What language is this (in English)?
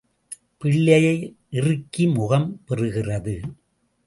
Tamil